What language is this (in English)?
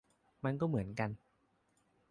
Thai